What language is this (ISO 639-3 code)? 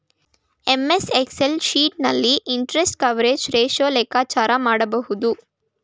kan